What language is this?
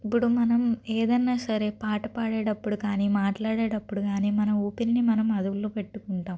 Telugu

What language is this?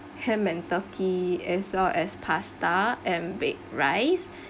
English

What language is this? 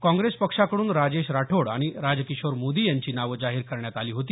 Marathi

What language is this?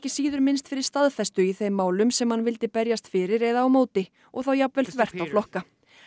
Icelandic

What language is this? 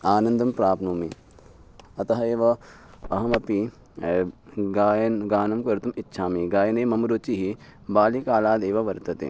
Sanskrit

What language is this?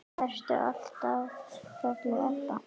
Icelandic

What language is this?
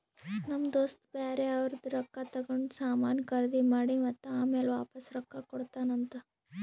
Kannada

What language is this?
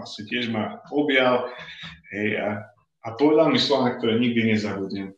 Slovak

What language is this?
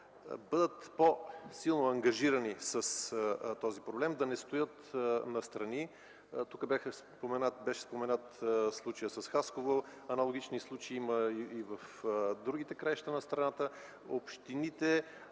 Bulgarian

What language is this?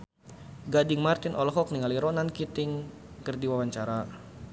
Sundanese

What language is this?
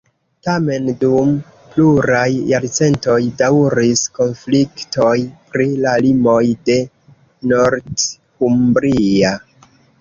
Esperanto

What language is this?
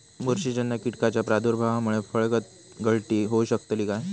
Marathi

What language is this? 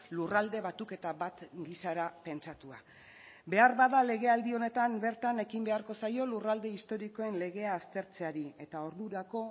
Basque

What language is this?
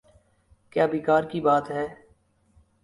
Urdu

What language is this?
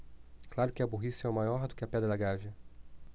Portuguese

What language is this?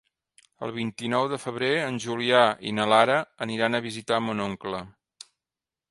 Catalan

